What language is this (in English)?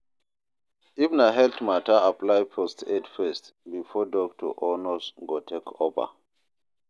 Nigerian Pidgin